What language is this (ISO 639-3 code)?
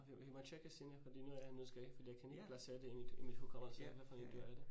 dan